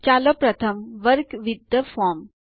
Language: Gujarati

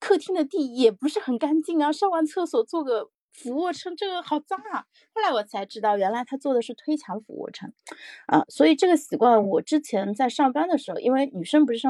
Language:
Chinese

